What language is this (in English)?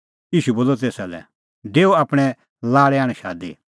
Kullu Pahari